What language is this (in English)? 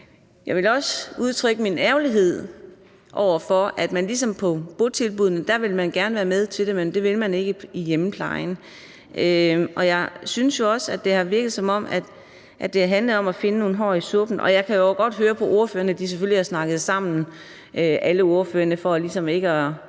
Danish